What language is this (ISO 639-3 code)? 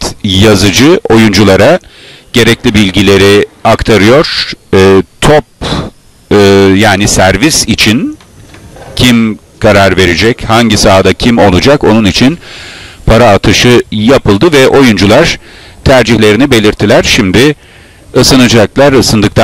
tur